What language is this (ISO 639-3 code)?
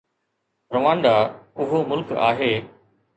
snd